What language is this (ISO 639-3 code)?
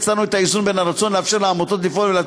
heb